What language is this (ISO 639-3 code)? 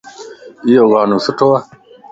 lss